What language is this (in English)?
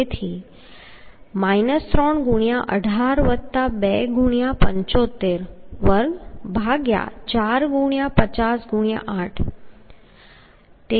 Gujarati